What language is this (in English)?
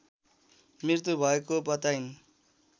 Nepali